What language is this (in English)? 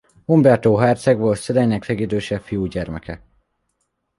Hungarian